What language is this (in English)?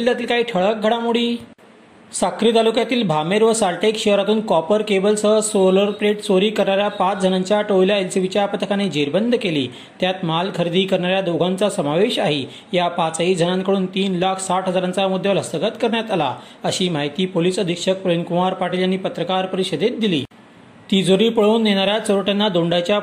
Marathi